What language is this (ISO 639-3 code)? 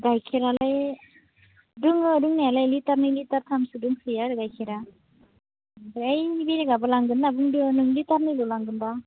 brx